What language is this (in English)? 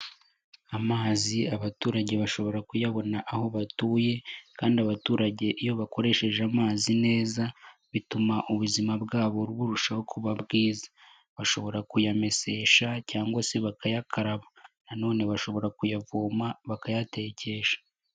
Kinyarwanda